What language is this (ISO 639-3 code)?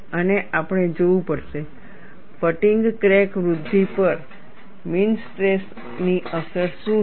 guj